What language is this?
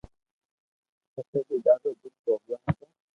Loarki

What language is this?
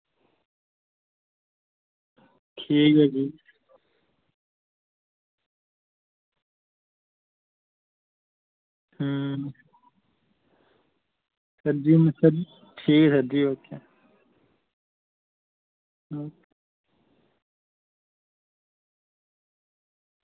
Dogri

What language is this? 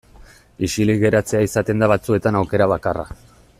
Basque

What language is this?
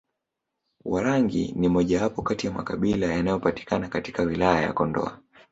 Swahili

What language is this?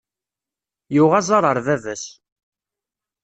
Kabyle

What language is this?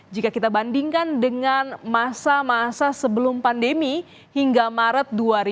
Indonesian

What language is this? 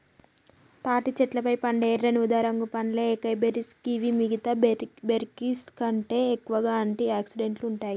Telugu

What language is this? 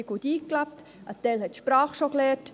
Swiss German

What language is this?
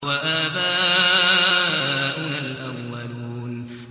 Arabic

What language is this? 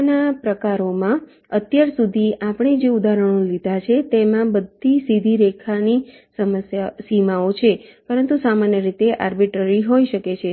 Gujarati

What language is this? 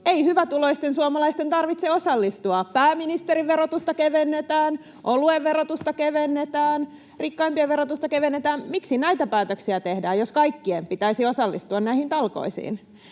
Finnish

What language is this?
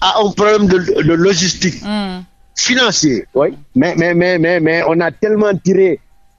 French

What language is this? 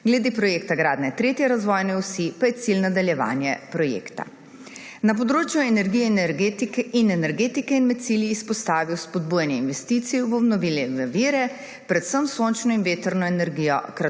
Slovenian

